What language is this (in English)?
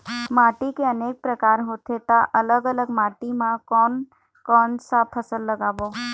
Chhattisgarhi